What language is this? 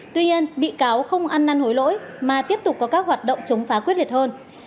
Vietnamese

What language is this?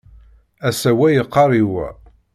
Kabyle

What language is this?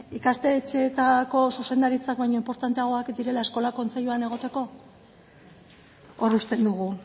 Basque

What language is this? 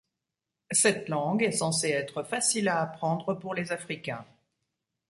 French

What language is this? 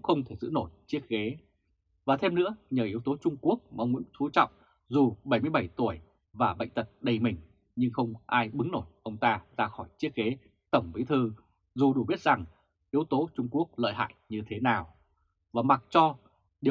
Vietnamese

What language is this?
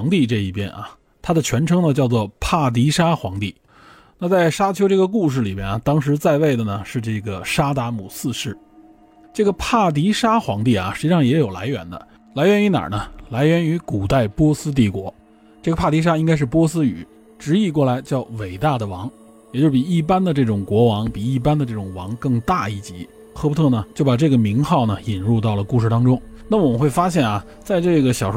Chinese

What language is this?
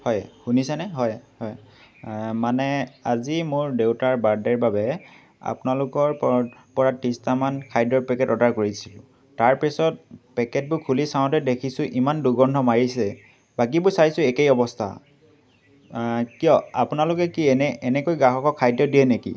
Assamese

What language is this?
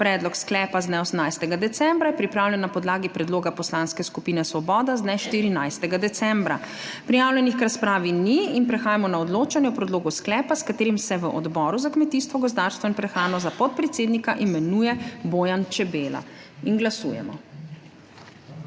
Slovenian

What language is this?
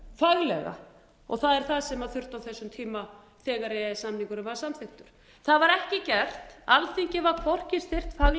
Icelandic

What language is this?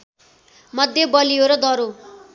Nepali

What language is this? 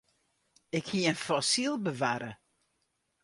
Western Frisian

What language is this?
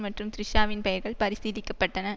Tamil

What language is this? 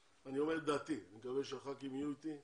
Hebrew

